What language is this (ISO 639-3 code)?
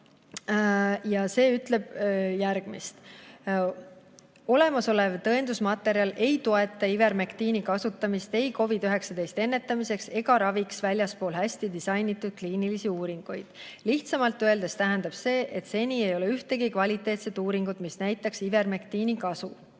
est